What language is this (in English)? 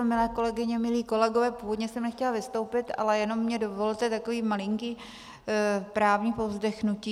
Czech